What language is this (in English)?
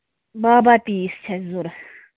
Kashmiri